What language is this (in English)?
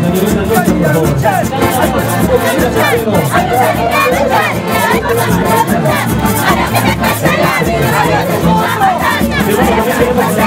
Romanian